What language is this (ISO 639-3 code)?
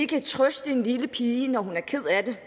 dan